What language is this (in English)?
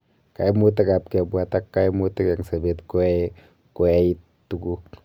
Kalenjin